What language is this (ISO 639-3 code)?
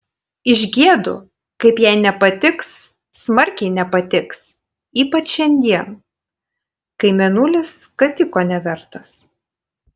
lit